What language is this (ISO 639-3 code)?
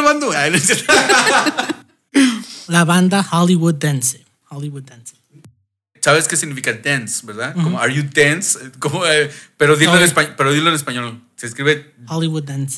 spa